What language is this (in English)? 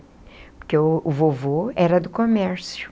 Portuguese